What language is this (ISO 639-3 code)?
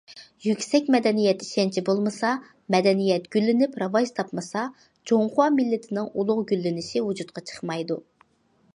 uig